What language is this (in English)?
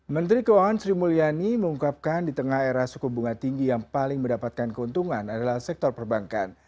Indonesian